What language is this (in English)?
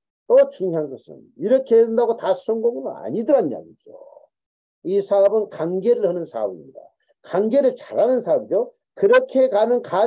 Korean